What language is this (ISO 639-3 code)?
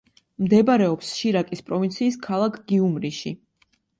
kat